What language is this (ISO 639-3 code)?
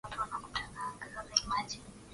swa